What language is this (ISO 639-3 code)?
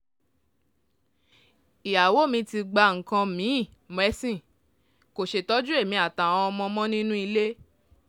yor